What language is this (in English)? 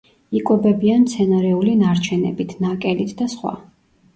Georgian